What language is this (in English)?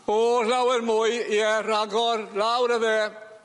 Welsh